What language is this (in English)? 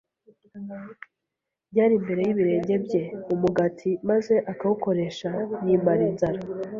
Kinyarwanda